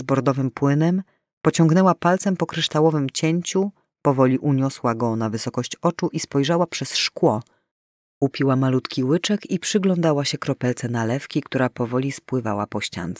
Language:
Polish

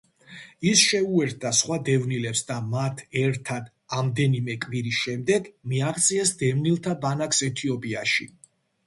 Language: Georgian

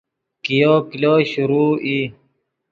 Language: Yidgha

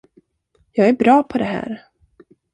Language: Swedish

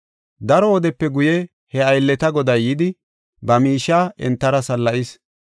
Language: Gofa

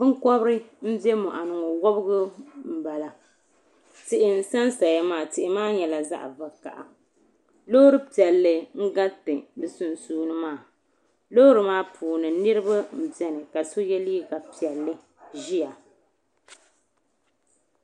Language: Dagbani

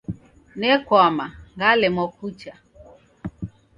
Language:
Taita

